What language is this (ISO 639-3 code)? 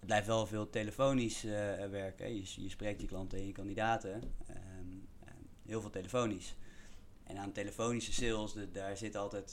nld